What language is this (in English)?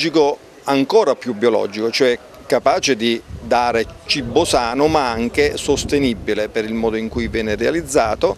Italian